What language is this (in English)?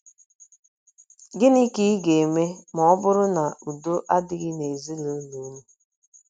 Igbo